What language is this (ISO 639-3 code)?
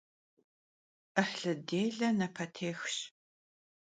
kbd